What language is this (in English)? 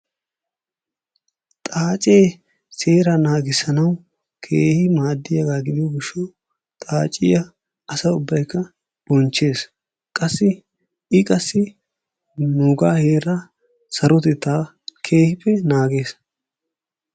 Wolaytta